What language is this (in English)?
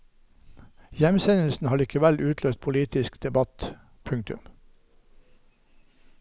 Norwegian